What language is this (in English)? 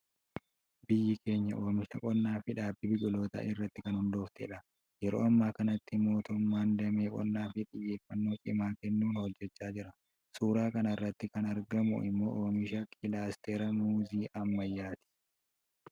Oromo